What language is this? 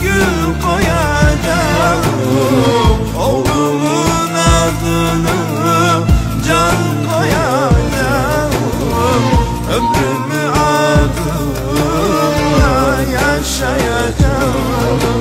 Turkish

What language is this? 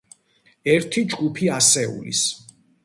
Georgian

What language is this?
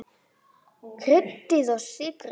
Icelandic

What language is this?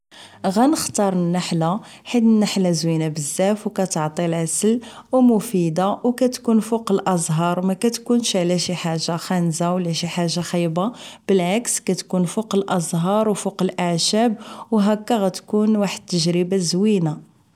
Moroccan Arabic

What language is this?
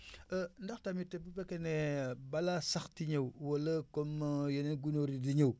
Wolof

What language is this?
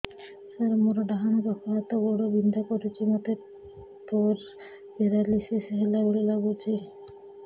Odia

